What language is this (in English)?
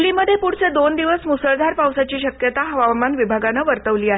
Marathi